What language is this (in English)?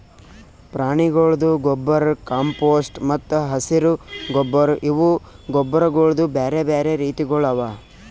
Kannada